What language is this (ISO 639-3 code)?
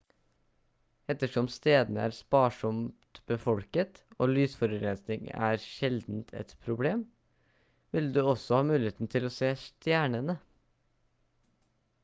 nob